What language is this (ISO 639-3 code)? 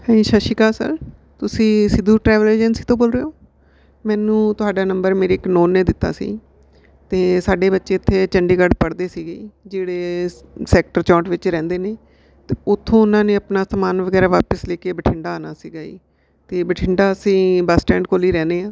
pan